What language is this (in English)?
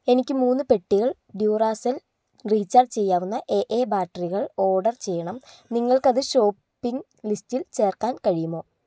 Malayalam